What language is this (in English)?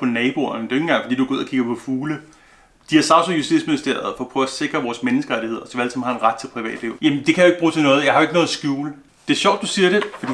Danish